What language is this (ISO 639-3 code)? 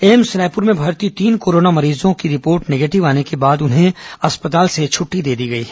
hin